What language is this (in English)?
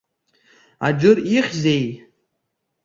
Abkhazian